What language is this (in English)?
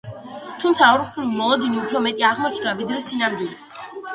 Georgian